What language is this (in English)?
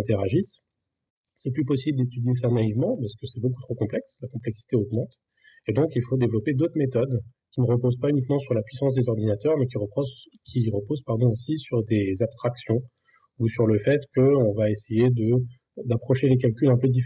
French